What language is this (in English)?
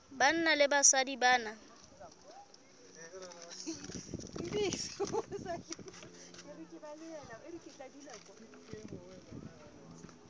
Southern Sotho